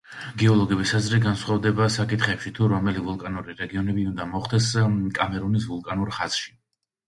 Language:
Georgian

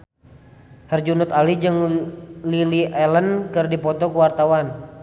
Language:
Sundanese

